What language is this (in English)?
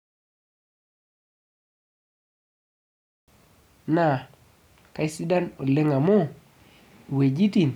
Masai